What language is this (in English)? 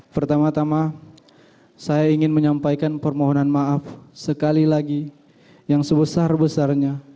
Indonesian